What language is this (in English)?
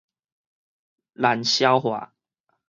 Min Nan Chinese